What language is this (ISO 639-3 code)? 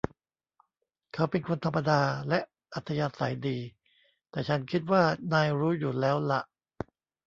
tha